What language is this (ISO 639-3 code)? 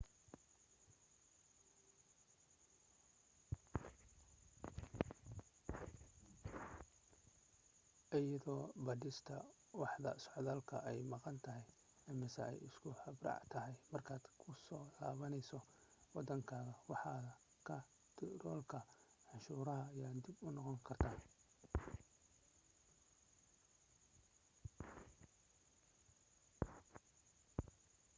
som